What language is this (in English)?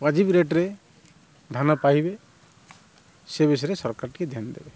Odia